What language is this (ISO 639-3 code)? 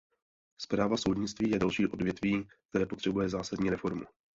ces